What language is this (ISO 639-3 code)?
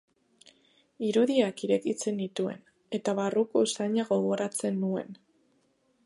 eus